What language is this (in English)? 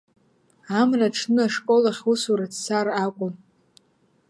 Abkhazian